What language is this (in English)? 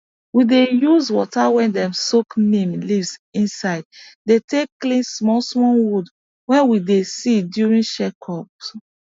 Nigerian Pidgin